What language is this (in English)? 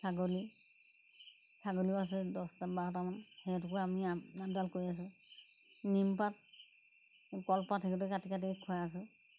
Assamese